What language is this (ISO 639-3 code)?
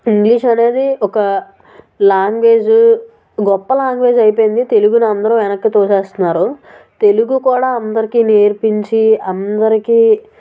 tel